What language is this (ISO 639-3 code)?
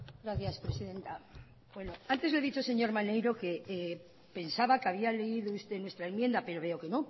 spa